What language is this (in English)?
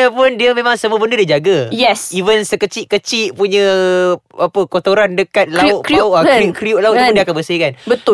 Malay